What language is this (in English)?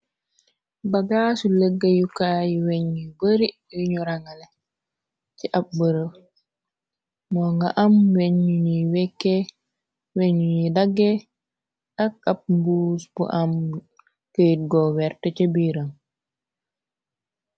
Wolof